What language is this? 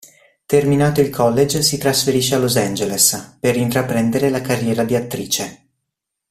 Italian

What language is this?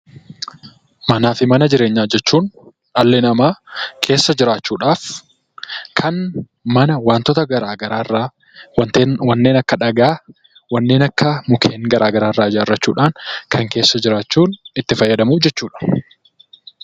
Oromo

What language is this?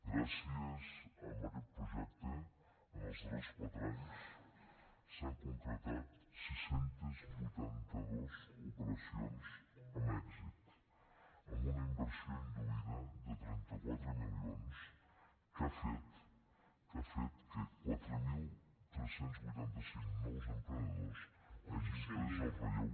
Catalan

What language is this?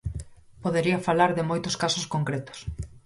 Galician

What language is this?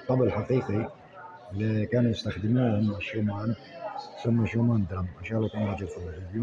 Arabic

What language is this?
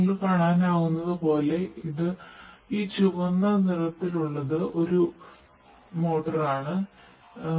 Malayalam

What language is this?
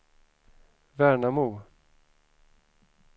Swedish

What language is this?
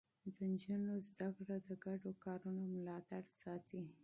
Pashto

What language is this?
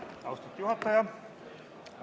Estonian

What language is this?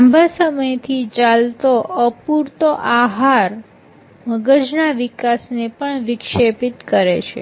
Gujarati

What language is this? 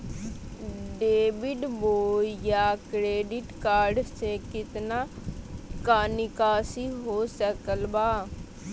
Magahi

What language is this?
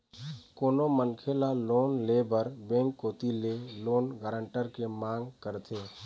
Chhattisgarhi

